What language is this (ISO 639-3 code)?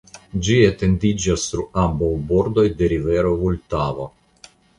epo